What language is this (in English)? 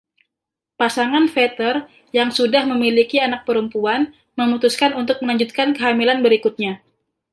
Indonesian